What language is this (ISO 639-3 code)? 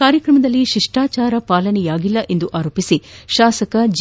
kan